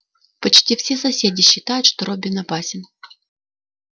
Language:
Russian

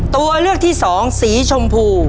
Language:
Thai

